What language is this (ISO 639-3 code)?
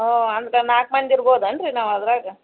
kan